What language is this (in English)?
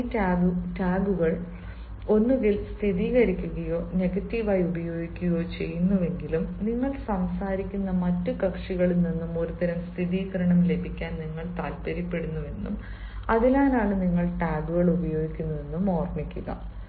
Malayalam